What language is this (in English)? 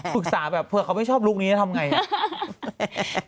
Thai